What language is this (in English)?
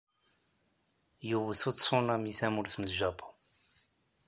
Kabyle